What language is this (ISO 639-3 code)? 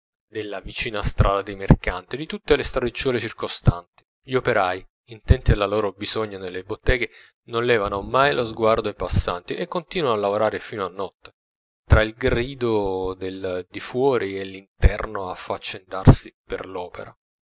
ita